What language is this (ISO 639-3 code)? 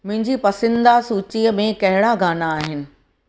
snd